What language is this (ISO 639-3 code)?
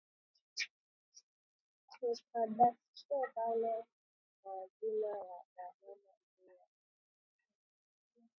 swa